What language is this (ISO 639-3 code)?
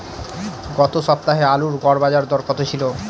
ben